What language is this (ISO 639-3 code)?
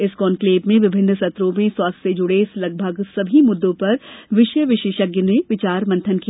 hin